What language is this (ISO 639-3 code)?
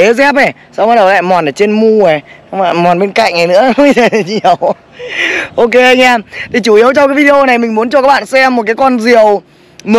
vie